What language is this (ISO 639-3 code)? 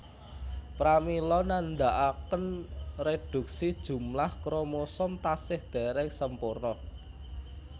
jav